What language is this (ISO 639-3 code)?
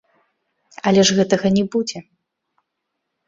bel